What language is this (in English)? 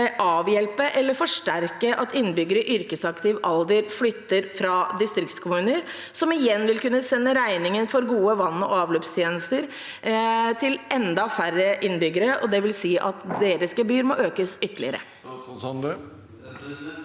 Norwegian